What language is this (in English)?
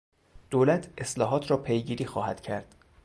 Persian